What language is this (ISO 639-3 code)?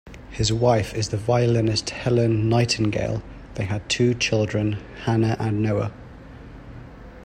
eng